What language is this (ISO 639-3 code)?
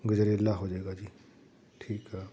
pan